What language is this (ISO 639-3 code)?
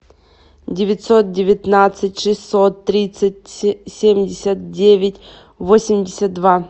rus